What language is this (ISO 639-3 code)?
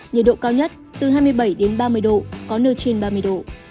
vie